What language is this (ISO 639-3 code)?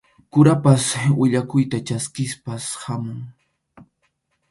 qxu